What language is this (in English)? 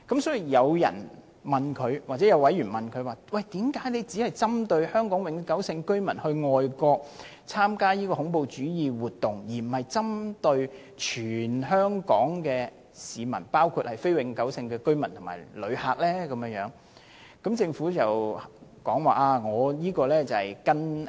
Cantonese